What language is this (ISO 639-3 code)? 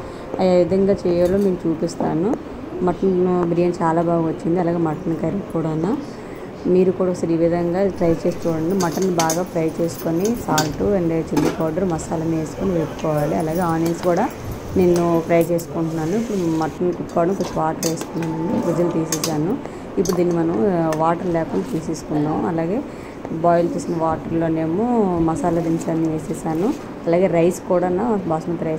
tel